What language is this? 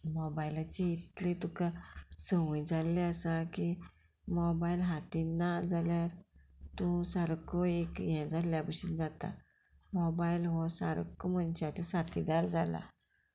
Konkani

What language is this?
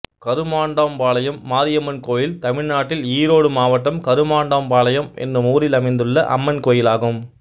Tamil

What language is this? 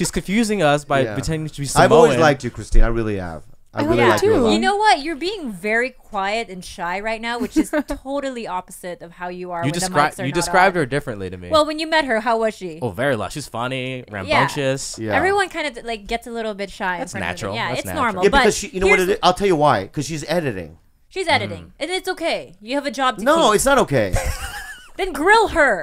English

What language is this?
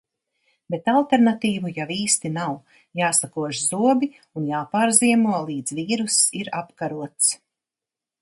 Latvian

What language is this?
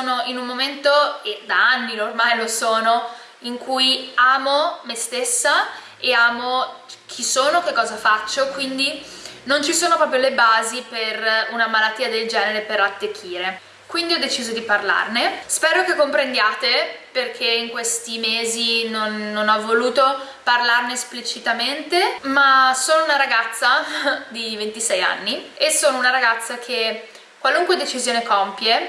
Italian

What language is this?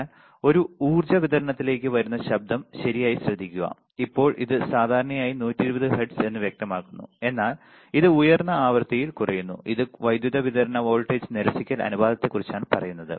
Malayalam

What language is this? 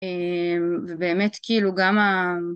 Hebrew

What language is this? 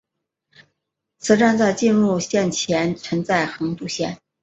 Chinese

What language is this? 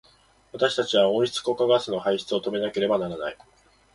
Japanese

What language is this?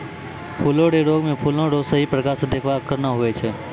Maithili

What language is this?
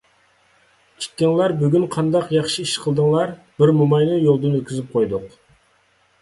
Uyghur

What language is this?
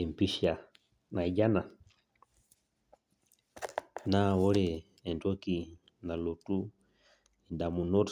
Masai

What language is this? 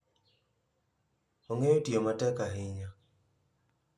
Luo (Kenya and Tanzania)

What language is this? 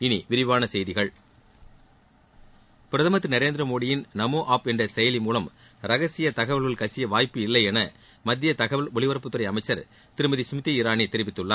Tamil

